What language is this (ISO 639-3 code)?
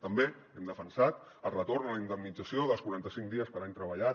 cat